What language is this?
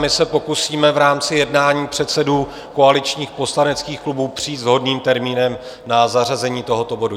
Czech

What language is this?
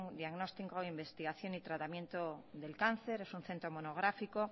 Spanish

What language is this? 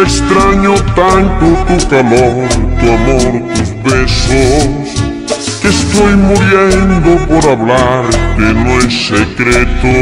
Turkish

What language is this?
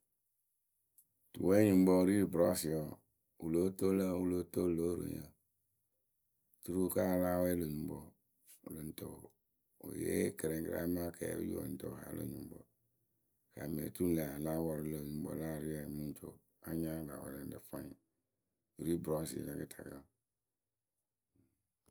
Akebu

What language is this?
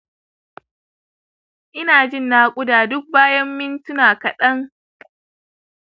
Hausa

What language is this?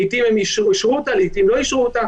Hebrew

